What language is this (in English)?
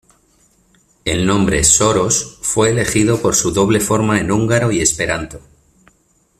Spanish